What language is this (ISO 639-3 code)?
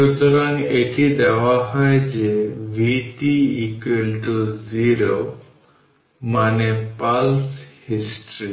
ben